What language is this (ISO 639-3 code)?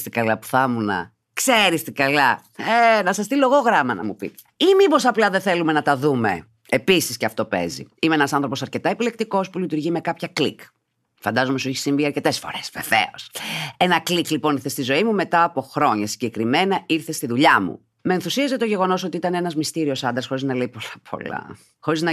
ell